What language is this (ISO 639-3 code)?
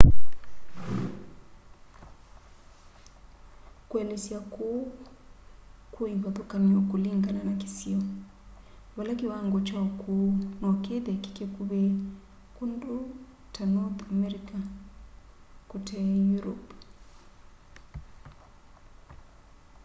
kam